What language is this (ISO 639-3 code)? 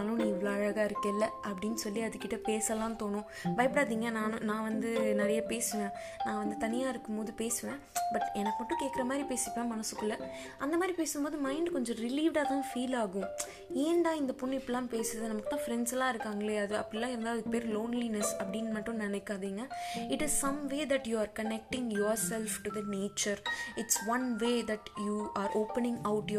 tam